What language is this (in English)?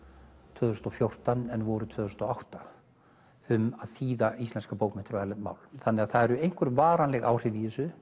Icelandic